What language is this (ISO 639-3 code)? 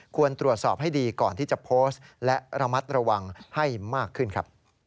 tha